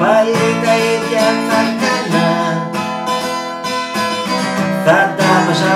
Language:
Greek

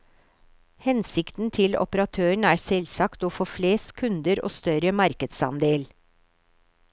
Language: Norwegian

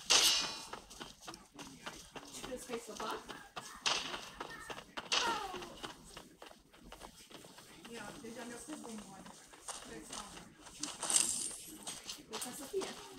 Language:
Romanian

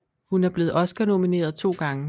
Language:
Danish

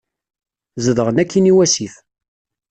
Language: Kabyle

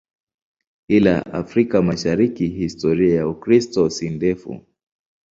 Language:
Swahili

